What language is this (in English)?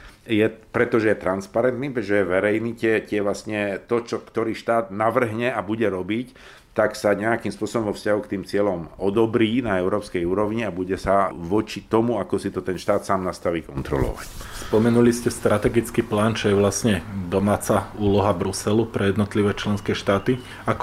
Slovak